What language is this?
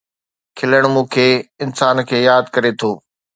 Sindhi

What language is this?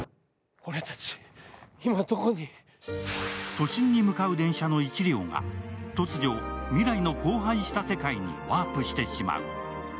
Japanese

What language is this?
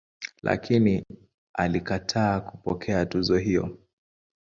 Swahili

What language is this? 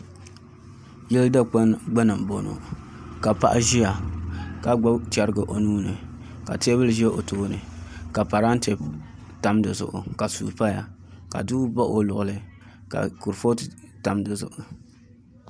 Dagbani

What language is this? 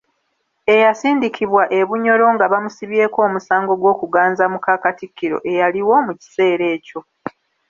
Ganda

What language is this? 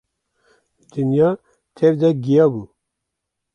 Kurdish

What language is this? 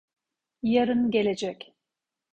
Turkish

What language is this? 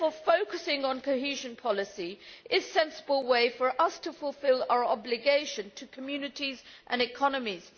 English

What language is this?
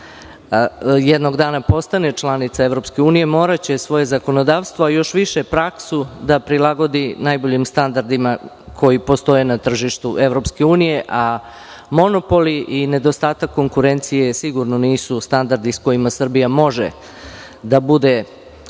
Serbian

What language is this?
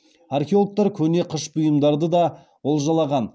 Kazakh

